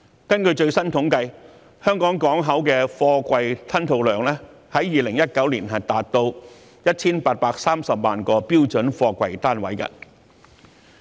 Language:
Cantonese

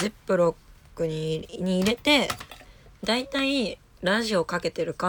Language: Japanese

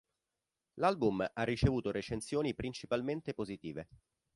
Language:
Italian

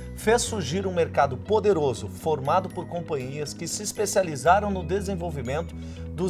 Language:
Portuguese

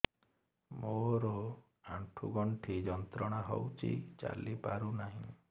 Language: Odia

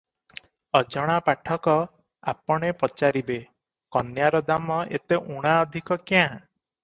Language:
Odia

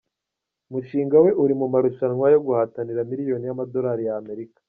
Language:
Kinyarwanda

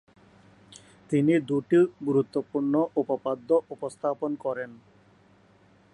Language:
Bangla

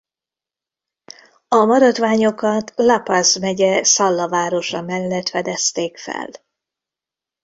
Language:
Hungarian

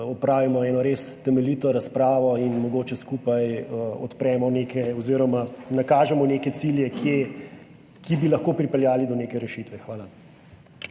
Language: Slovenian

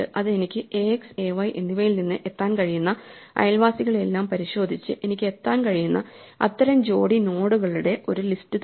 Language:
Malayalam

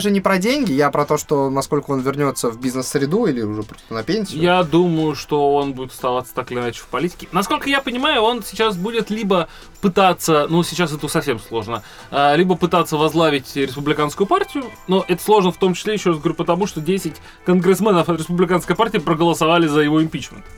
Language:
Russian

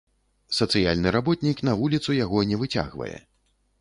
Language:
Belarusian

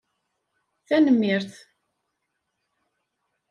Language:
Kabyle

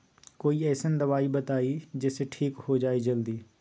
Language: Magahi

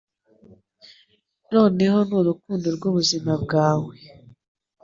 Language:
Kinyarwanda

